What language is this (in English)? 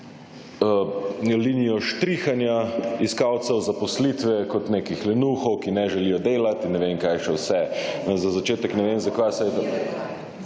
Slovenian